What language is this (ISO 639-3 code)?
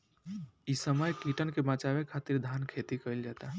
bho